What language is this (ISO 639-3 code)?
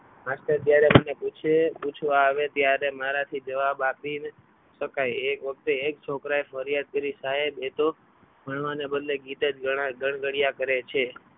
guj